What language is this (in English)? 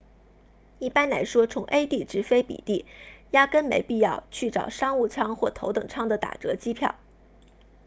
Chinese